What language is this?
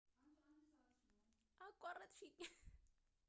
Amharic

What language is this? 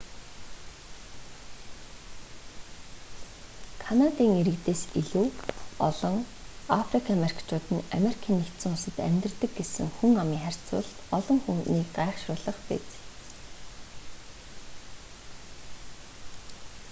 Mongolian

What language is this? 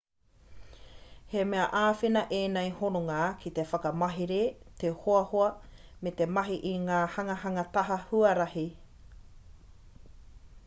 Māori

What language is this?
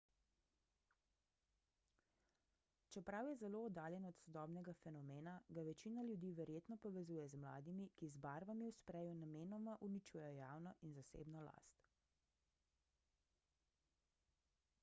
Slovenian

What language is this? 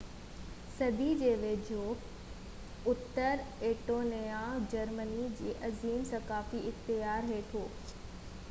Sindhi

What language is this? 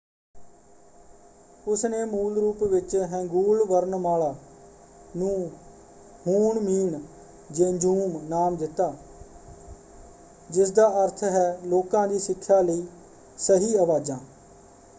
Punjabi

